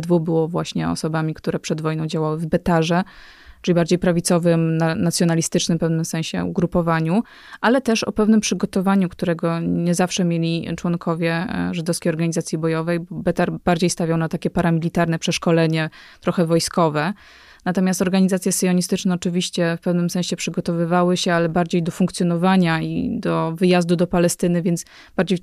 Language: Polish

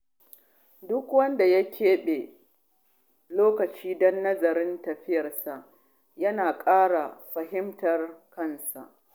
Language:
Hausa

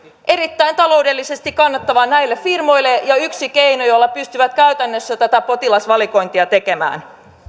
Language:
Finnish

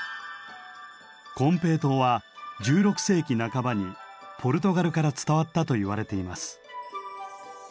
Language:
Japanese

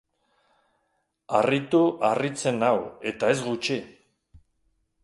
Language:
Basque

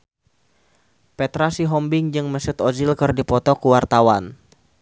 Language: Sundanese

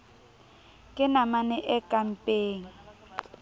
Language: Southern Sotho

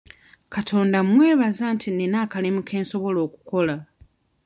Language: Ganda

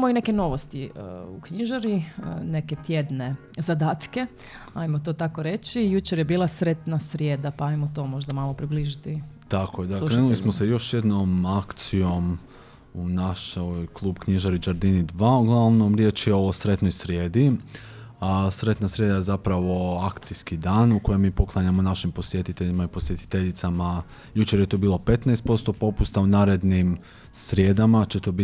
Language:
Croatian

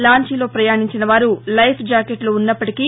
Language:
Telugu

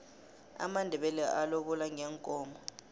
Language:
South Ndebele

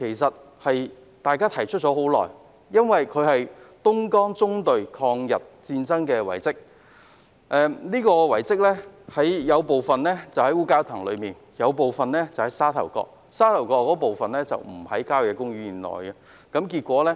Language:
Cantonese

